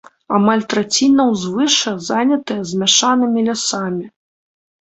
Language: Belarusian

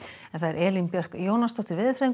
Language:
Icelandic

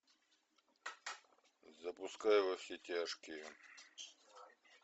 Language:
Russian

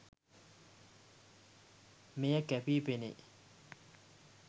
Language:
Sinhala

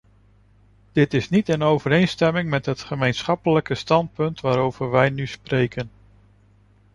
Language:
Dutch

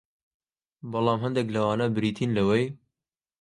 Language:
Central Kurdish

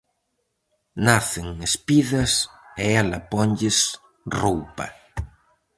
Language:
Galician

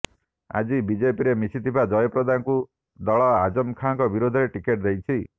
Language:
Odia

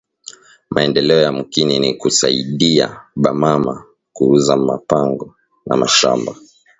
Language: Swahili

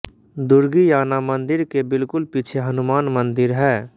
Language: Hindi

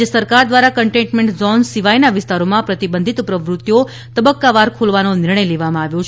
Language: Gujarati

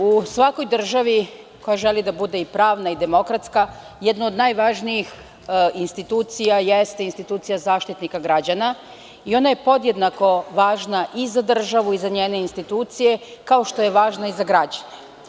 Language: Serbian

